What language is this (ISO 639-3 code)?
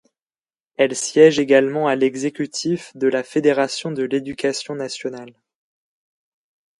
fra